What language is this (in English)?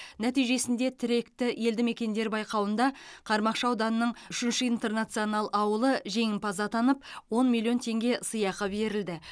Kazakh